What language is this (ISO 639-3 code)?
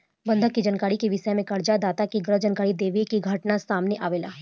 bho